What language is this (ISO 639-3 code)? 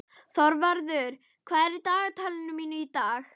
isl